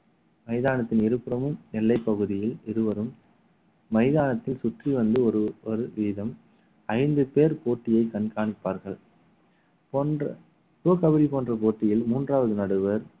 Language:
Tamil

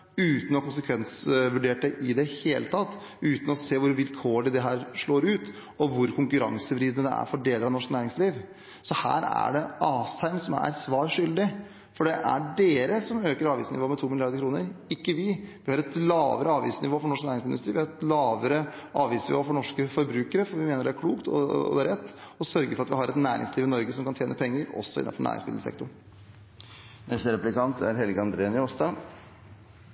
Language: Norwegian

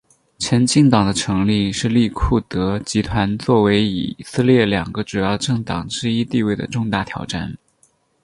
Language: Chinese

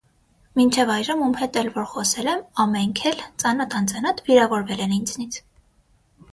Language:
Armenian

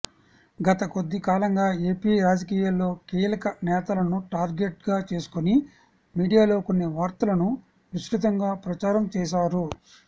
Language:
Telugu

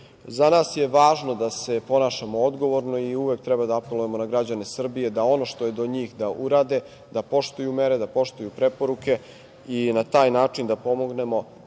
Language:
Serbian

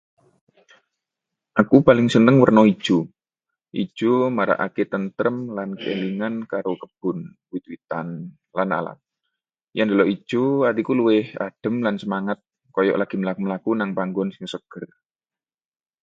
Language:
Javanese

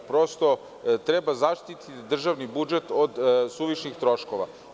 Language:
Serbian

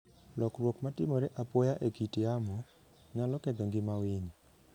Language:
Luo (Kenya and Tanzania)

